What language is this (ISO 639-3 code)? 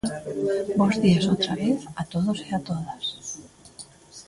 glg